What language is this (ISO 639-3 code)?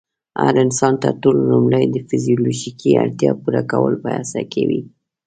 pus